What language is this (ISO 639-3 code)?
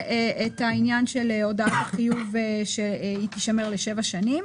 heb